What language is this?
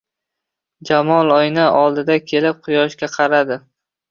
Uzbek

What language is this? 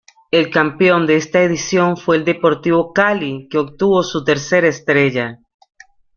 Spanish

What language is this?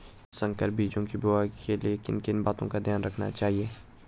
Hindi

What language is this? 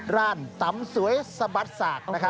Thai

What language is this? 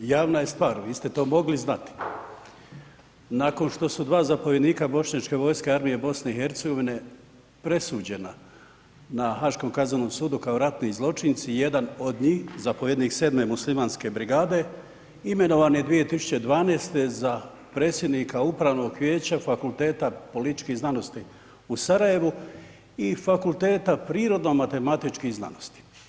Croatian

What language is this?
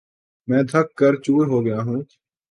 Urdu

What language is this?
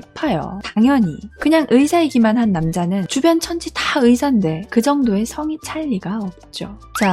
Korean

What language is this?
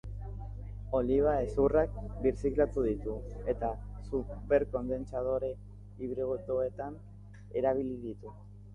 Basque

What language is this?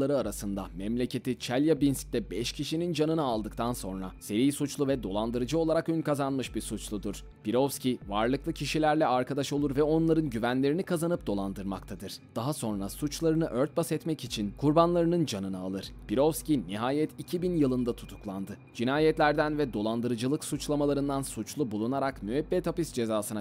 Turkish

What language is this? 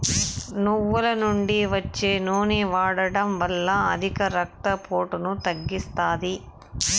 Telugu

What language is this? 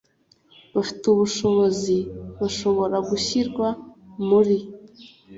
Kinyarwanda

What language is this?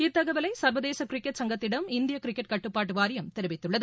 Tamil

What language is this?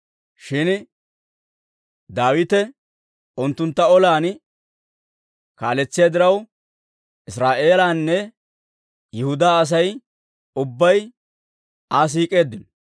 Dawro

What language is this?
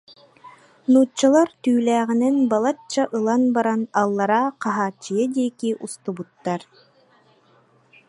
Yakut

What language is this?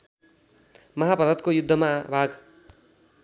Nepali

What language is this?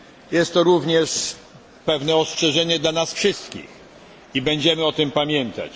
Polish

